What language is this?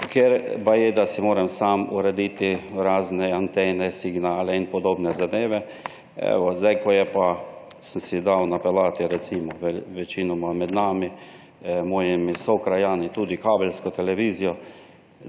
Slovenian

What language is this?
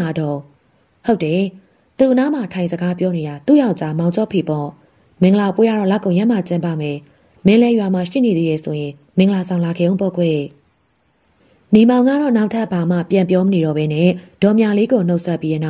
Thai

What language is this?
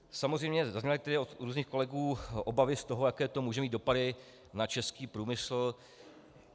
Czech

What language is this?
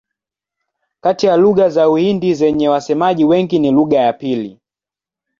Swahili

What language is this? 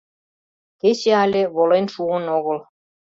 Mari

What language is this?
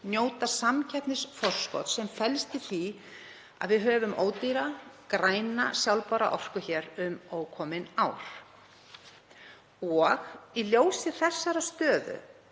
Icelandic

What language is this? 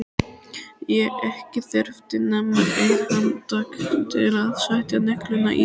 Icelandic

